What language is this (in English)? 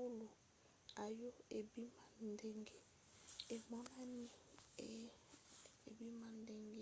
Lingala